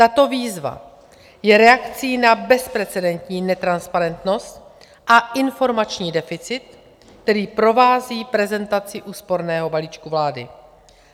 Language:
Czech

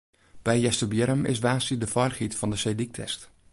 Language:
Western Frisian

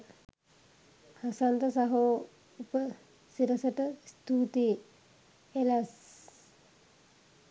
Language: Sinhala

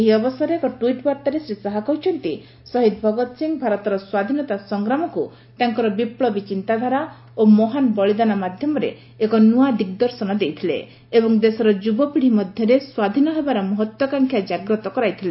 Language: Odia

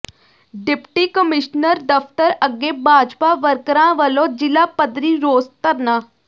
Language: Punjabi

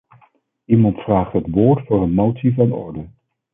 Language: Dutch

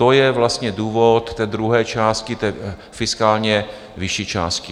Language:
Czech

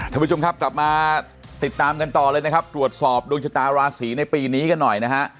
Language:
Thai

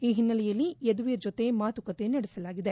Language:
Kannada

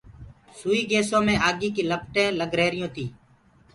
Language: Gurgula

